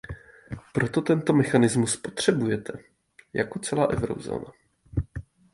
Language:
Czech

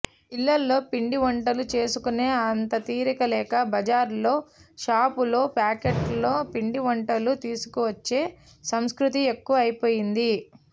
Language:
Telugu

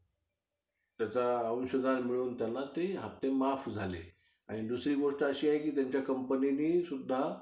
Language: Marathi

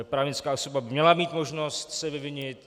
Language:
Czech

